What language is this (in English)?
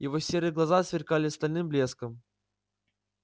Russian